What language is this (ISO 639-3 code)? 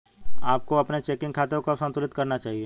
hin